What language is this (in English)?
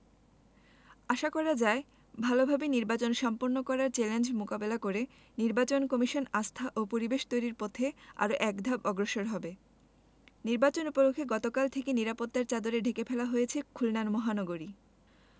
Bangla